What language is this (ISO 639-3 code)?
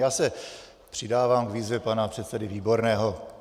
ces